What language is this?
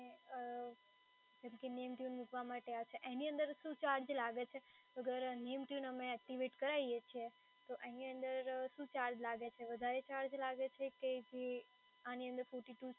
Gujarati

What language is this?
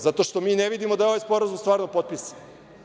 Serbian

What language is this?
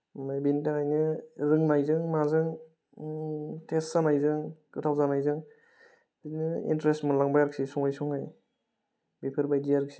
Bodo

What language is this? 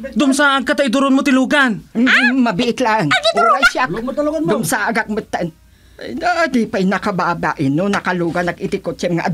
Filipino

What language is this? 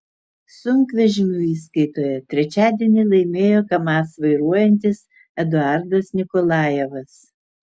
Lithuanian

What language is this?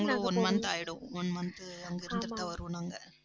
Tamil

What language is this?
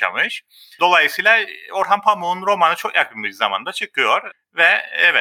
Turkish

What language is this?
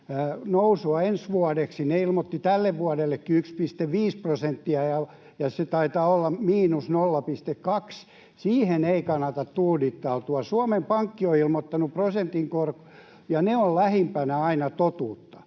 Finnish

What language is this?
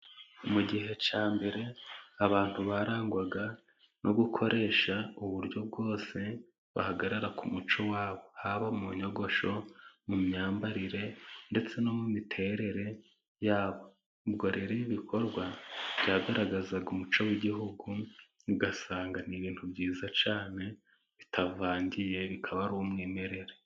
Kinyarwanda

